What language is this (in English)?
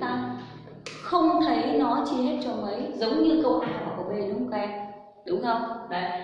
Vietnamese